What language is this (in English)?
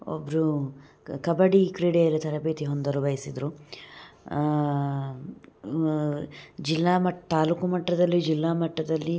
Kannada